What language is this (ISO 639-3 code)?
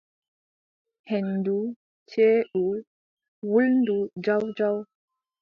fub